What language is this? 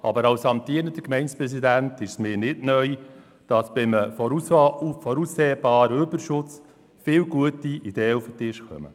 Swiss German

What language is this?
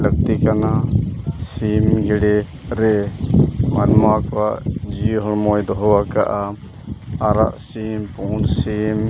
Santali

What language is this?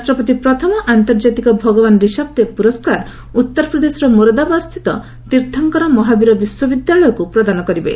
Odia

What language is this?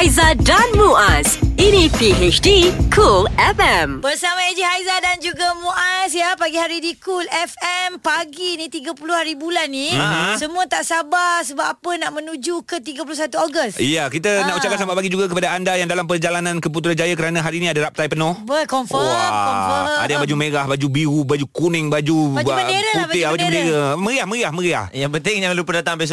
Malay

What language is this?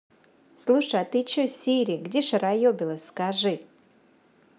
Russian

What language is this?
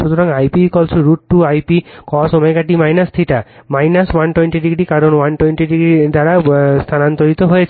Bangla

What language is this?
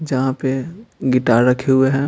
Hindi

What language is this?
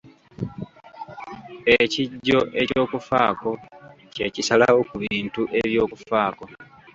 Ganda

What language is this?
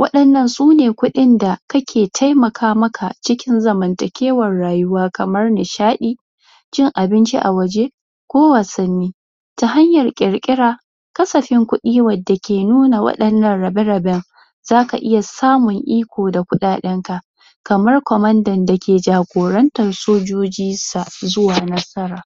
Hausa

